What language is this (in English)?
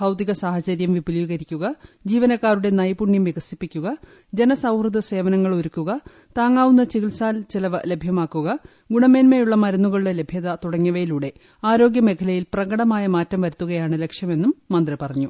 Malayalam